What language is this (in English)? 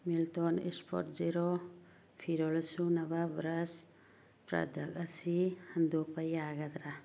Manipuri